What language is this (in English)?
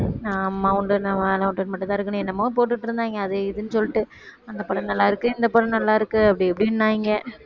Tamil